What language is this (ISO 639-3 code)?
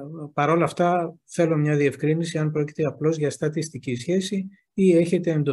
ell